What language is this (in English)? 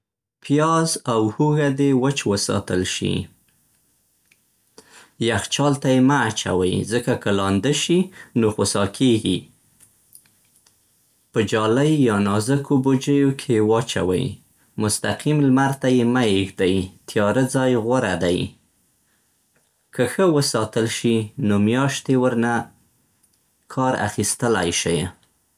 Central Pashto